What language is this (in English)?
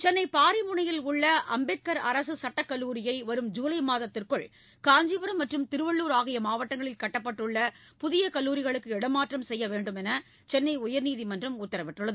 Tamil